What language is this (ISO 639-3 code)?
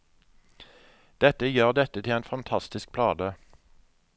nor